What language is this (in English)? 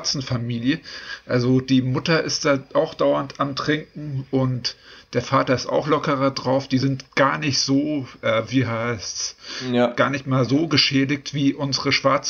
German